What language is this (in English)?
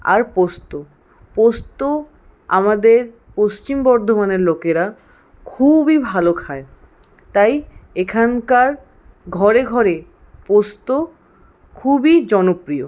Bangla